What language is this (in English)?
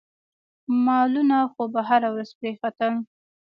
Pashto